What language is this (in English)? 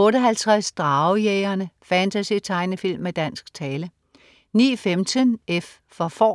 Danish